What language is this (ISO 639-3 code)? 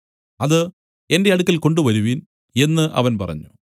mal